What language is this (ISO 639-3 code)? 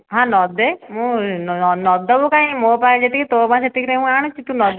ori